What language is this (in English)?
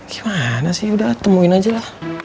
Indonesian